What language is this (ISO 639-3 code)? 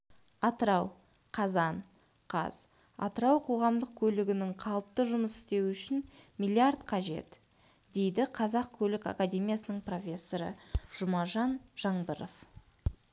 kaz